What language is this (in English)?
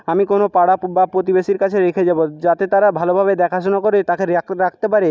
Bangla